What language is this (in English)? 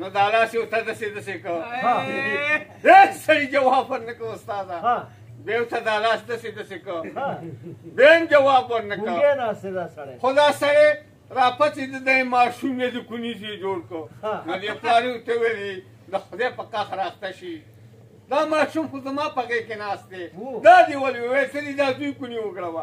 Romanian